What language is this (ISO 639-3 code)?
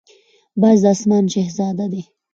pus